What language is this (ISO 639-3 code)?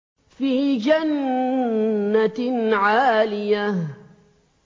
ara